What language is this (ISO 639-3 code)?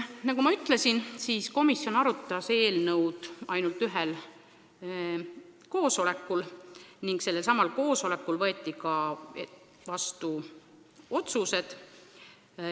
est